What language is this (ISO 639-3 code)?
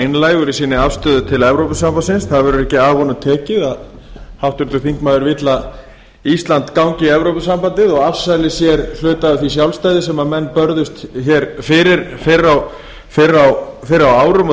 isl